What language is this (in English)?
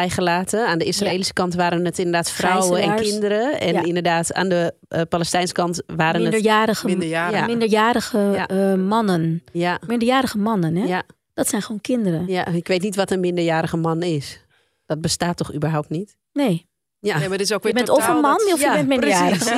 Dutch